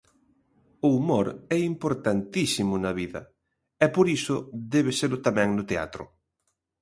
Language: Galician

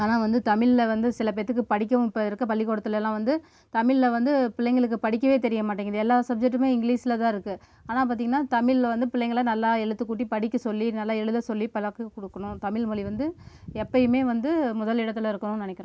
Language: Tamil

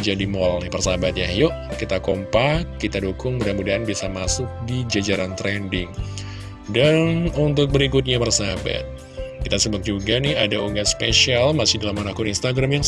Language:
Indonesian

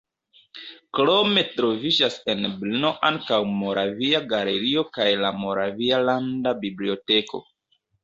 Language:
Esperanto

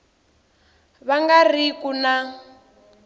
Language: Tsonga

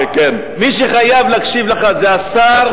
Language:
Hebrew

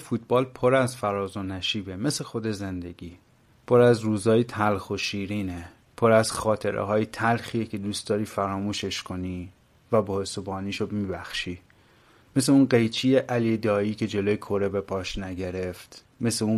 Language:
Persian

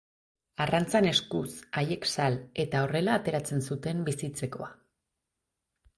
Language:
Basque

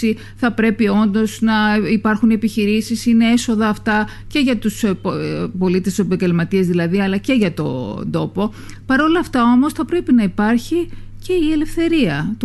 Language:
Greek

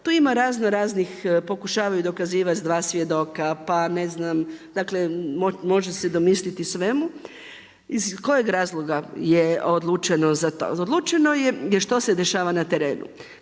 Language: Croatian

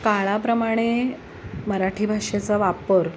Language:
Marathi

